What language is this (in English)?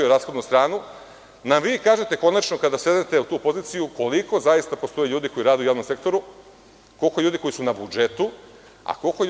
Serbian